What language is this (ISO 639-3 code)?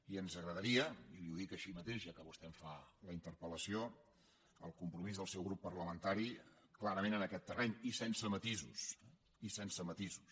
cat